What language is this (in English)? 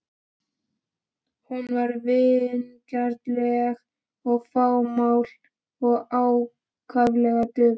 Icelandic